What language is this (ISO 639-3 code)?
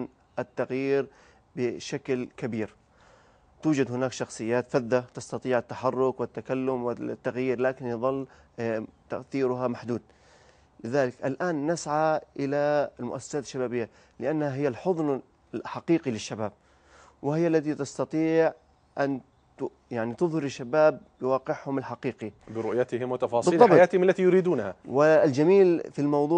ara